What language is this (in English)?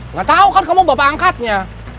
Indonesian